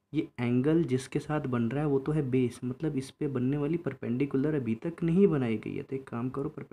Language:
Hindi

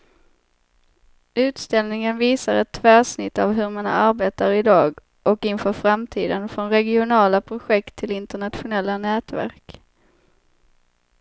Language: Swedish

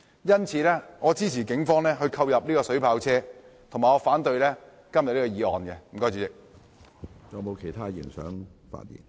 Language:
Cantonese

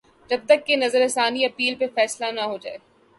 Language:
Urdu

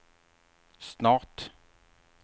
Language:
Swedish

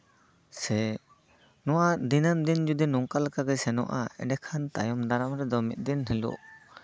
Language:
Santali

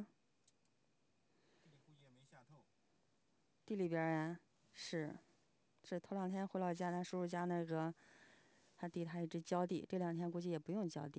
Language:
Chinese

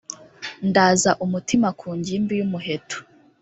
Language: Kinyarwanda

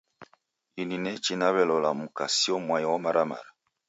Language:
Taita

